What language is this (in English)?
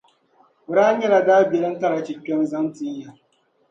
Dagbani